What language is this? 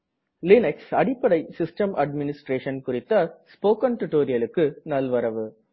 Tamil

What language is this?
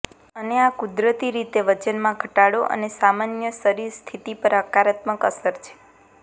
Gujarati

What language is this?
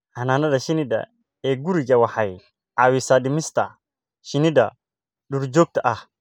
Somali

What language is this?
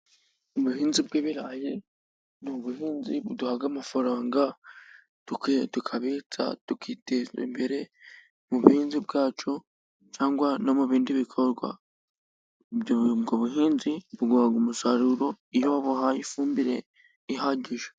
Kinyarwanda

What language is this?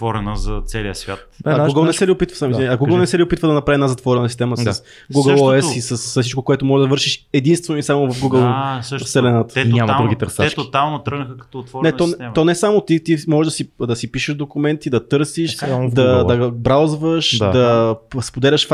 Bulgarian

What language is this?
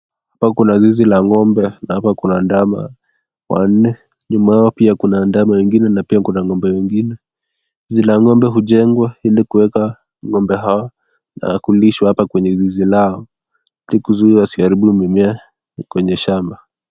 Swahili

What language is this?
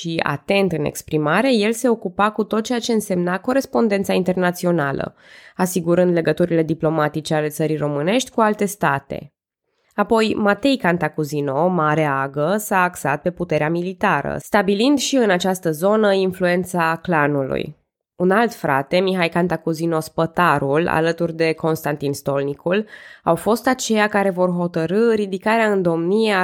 Romanian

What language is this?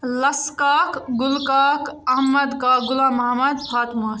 Kashmiri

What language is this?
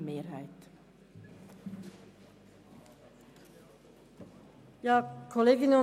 Swiss German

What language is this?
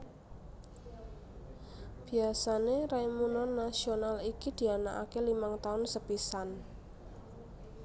Javanese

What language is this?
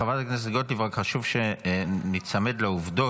Hebrew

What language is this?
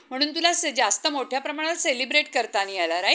Marathi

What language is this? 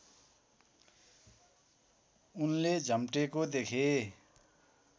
Nepali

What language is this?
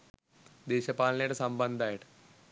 Sinhala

